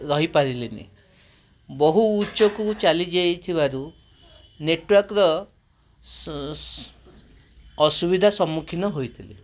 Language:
Odia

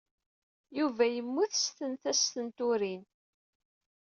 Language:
Kabyle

